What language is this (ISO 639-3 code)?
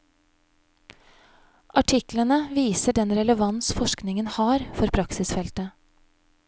nor